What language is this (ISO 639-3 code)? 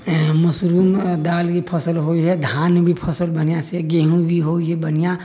mai